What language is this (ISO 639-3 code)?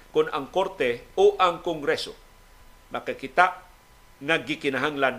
fil